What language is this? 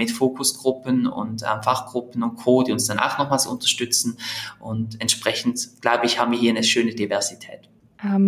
German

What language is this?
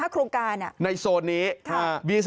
Thai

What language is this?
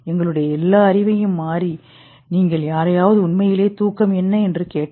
Tamil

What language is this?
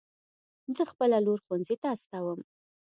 Pashto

